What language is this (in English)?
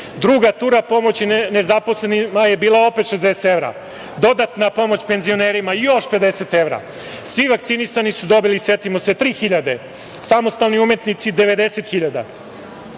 Serbian